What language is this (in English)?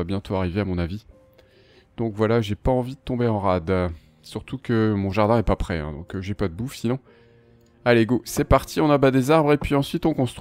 French